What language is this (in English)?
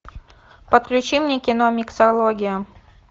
Russian